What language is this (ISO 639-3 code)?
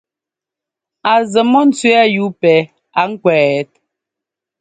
jgo